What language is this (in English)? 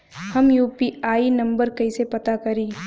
Bhojpuri